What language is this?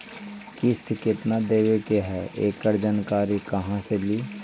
Magahi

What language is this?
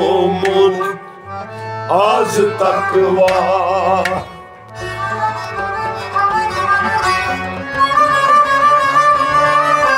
Turkish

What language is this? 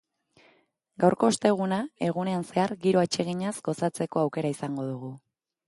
Basque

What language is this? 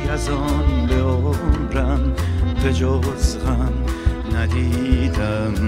Persian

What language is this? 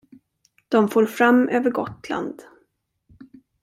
Swedish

